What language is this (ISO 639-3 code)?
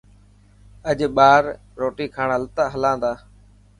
mki